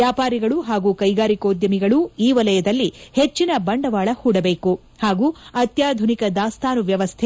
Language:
Kannada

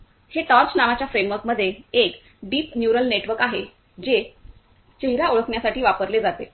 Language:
Marathi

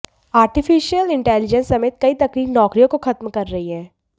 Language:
Hindi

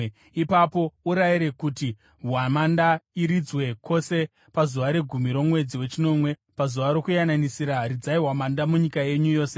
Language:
Shona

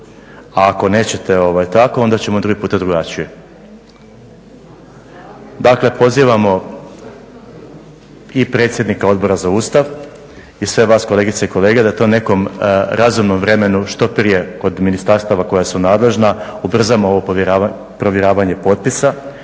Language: Croatian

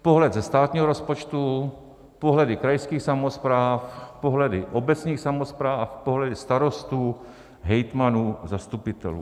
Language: Czech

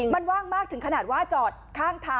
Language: Thai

